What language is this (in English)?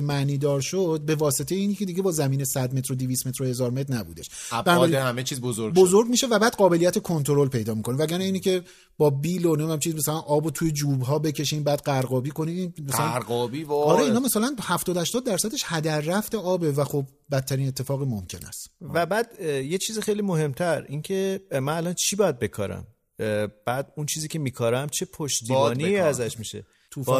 Persian